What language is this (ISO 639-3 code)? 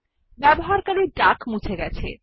ben